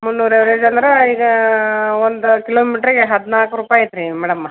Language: Kannada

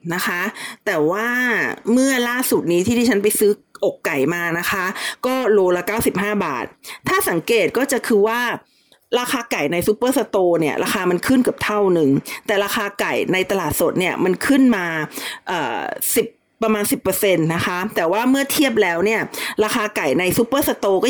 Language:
Thai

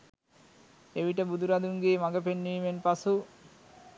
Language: Sinhala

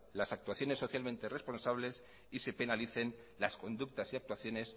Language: Spanish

